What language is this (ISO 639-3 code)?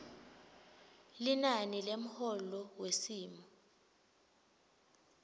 ssw